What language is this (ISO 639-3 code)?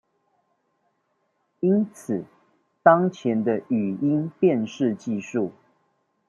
zho